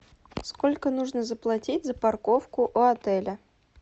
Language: Russian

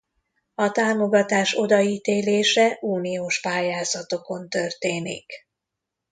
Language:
Hungarian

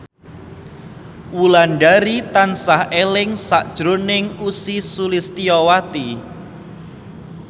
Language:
Javanese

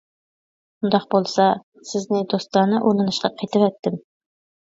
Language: Uyghur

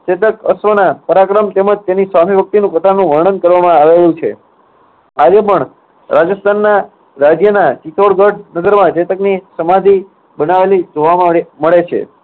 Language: Gujarati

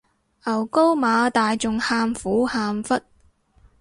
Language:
Cantonese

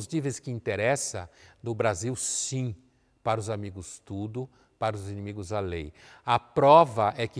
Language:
Portuguese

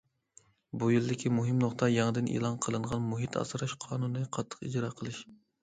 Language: Uyghur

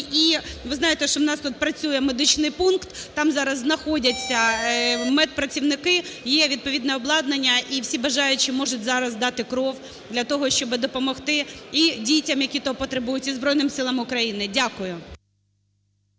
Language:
Ukrainian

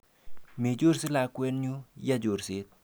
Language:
Kalenjin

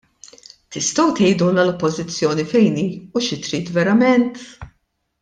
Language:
Maltese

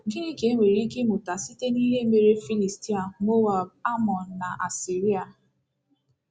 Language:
Igbo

